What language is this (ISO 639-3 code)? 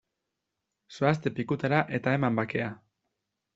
eus